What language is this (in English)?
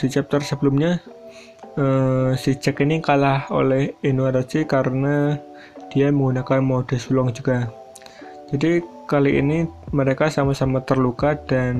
Indonesian